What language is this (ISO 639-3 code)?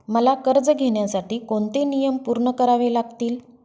mar